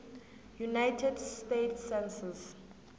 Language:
South Ndebele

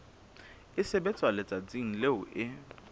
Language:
Southern Sotho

